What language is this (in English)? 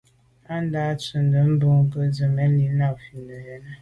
Medumba